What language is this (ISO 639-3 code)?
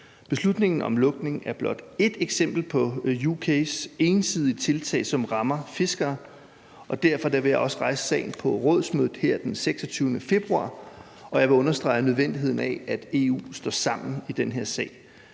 dan